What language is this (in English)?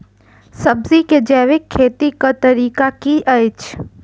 Maithili